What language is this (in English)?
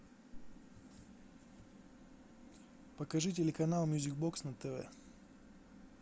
Russian